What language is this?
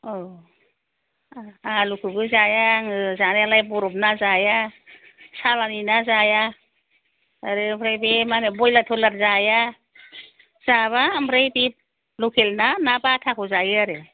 Bodo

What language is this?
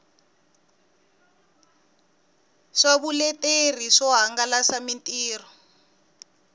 Tsonga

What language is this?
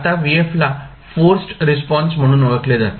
Marathi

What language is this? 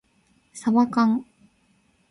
Japanese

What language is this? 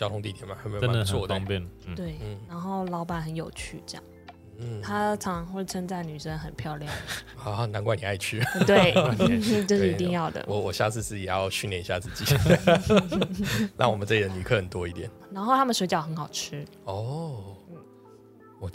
Chinese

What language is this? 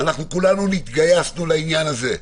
Hebrew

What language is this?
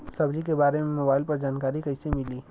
Bhojpuri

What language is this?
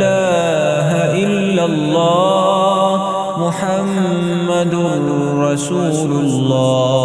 Arabic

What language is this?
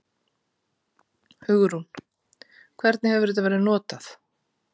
Icelandic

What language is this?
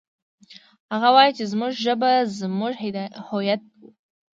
Pashto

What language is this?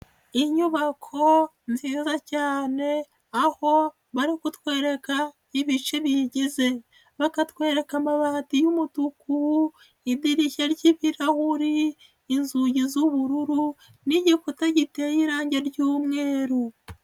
Kinyarwanda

